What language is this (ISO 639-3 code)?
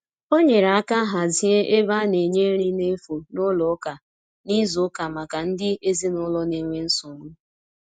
ibo